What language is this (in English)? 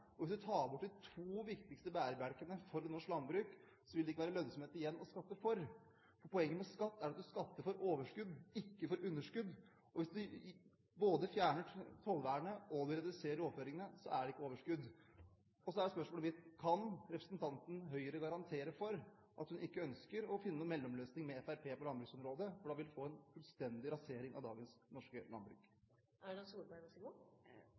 Norwegian Bokmål